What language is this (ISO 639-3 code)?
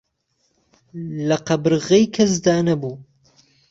ckb